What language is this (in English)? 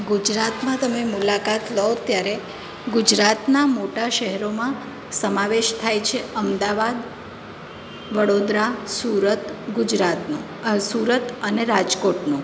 Gujarati